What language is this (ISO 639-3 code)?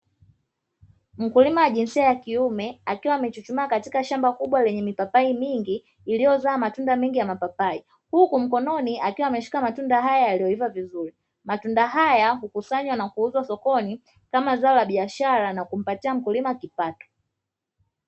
swa